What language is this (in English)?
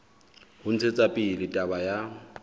Southern Sotho